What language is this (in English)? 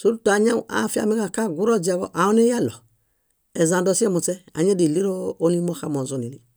Bayot